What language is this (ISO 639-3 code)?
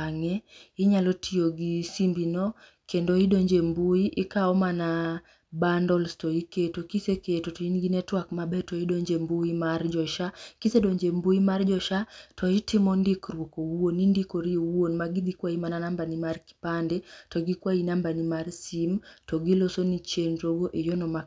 luo